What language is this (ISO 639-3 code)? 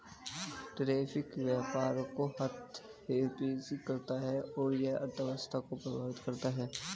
hin